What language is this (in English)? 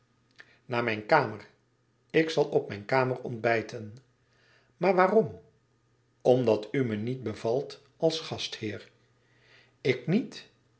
Dutch